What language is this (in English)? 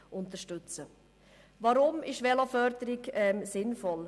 Swiss German